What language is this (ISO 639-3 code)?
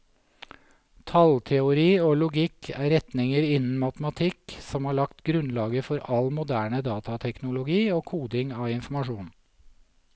nor